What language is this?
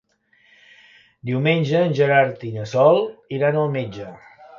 Catalan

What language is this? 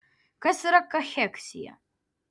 Lithuanian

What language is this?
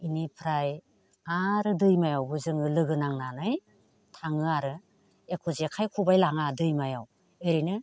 Bodo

